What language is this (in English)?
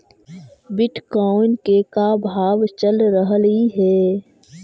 Magahi